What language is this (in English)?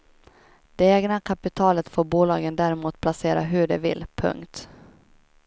Swedish